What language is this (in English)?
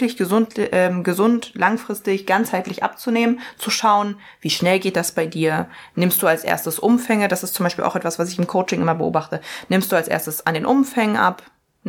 German